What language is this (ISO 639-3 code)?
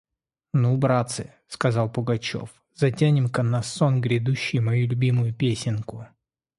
rus